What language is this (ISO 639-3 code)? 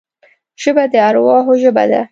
pus